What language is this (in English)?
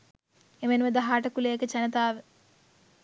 Sinhala